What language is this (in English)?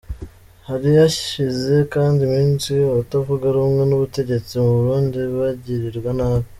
Kinyarwanda